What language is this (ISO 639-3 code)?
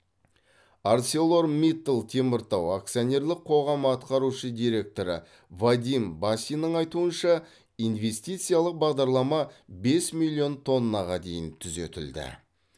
kaz